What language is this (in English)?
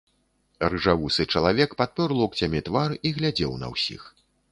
Belarusian